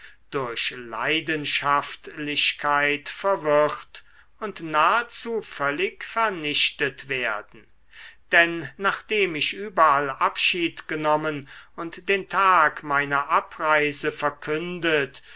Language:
German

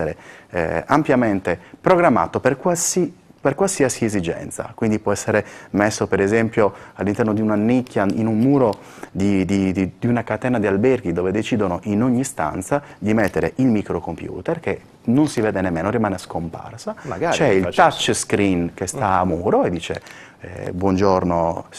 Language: Italian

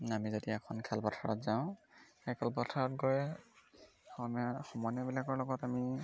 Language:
Assamese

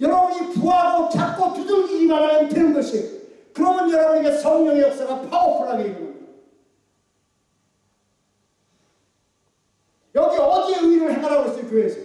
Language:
Korean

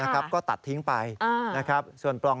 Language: Thai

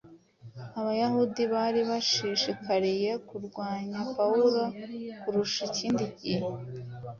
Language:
Kinyarwanda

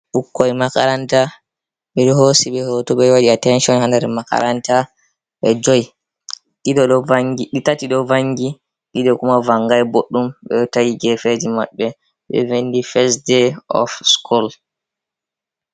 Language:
Fula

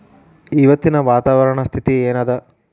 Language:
Kannada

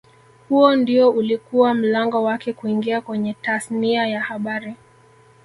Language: Swahili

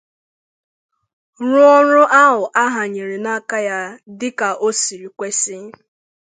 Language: Igbo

